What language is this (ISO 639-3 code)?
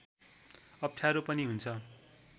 nep